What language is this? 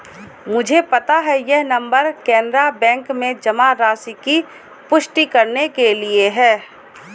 Hindi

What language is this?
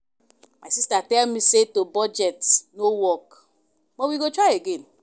Nigerian Pidgin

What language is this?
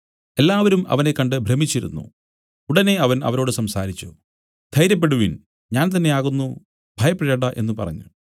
Malayalam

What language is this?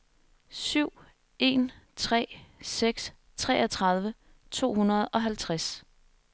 Danish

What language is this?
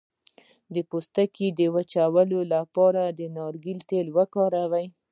Pashto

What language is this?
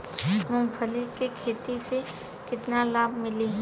Bhojpuri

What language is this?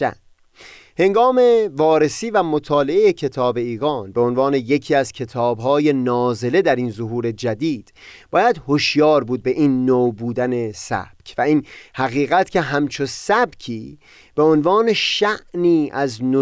Persian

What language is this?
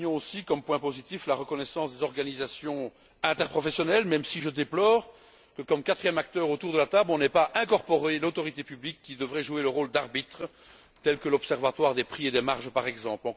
French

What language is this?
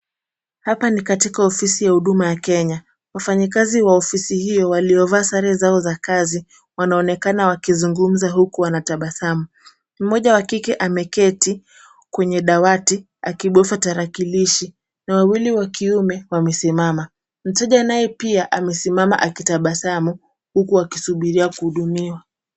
Swahili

